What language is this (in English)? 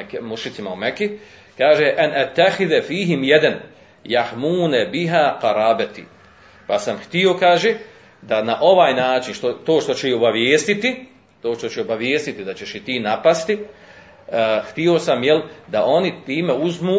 Croatian